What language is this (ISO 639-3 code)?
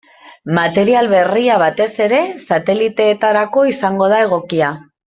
eus